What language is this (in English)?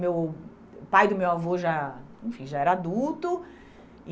Portuguese